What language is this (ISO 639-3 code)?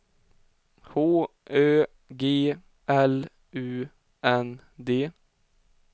swe